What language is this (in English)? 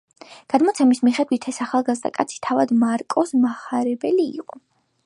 Georgian